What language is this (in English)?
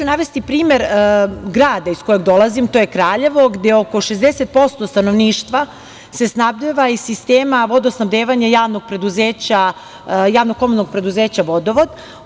Serbian